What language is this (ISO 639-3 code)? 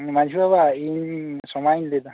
sat